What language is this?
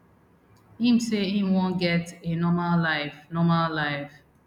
Nigerian Pidgin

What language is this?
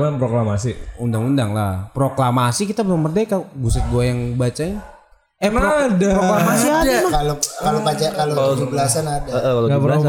Indonesian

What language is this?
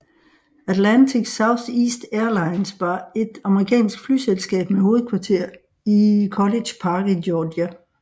Danish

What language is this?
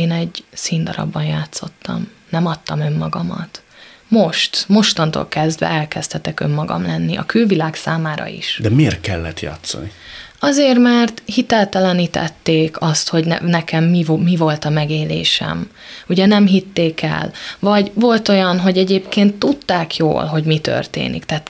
Hungarian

